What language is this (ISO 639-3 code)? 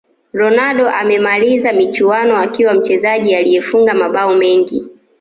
swa